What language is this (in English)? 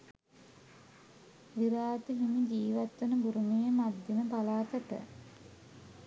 Sinhala